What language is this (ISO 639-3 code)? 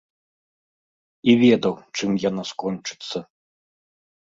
bel